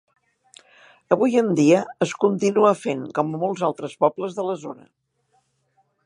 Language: Catalan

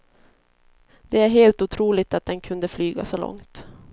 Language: Swedish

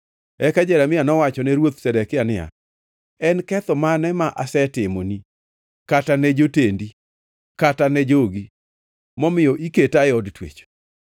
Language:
Luo (Kenya and Tanzania)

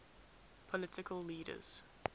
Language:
English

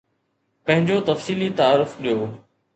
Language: Sindhi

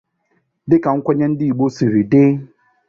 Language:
Igbo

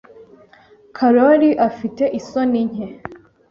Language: Kinyarwanda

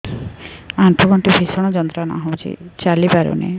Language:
Odia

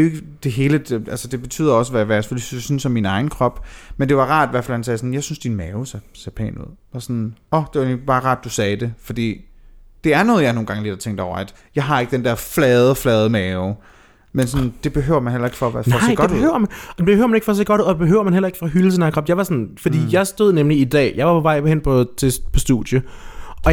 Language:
Danish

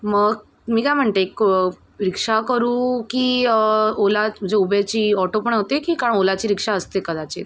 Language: Marathi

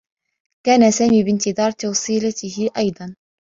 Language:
Arabic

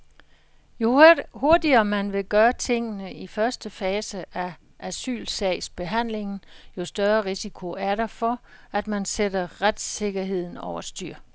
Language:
Danish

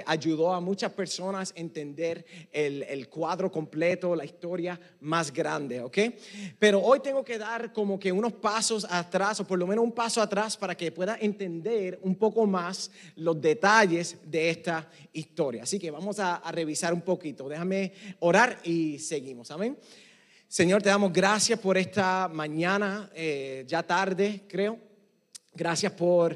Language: Spanish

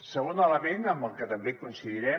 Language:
Catalan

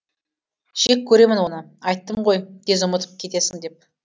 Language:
Kazakh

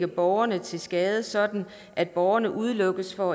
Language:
Danish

